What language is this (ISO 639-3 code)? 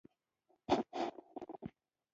pus